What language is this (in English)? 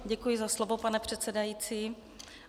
Czech